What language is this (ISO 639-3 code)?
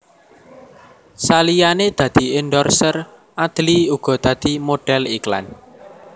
jav